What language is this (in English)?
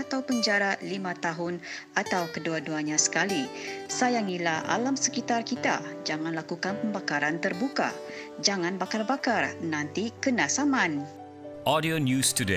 Malay